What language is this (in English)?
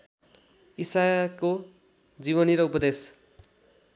Nepali